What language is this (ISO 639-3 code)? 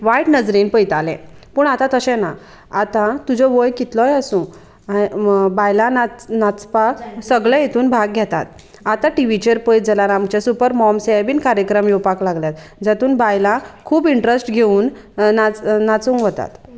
kok